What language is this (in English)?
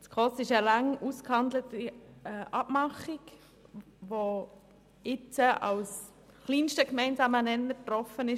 Swiss German